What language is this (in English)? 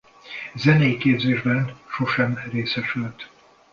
Hungarian